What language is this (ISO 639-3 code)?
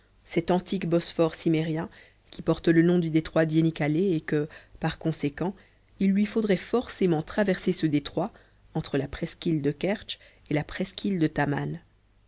fra